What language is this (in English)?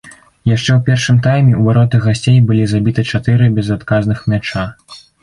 Belarusian